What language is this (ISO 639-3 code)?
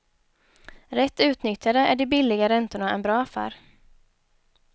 swe